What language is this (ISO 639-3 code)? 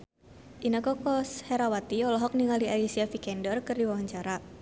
sun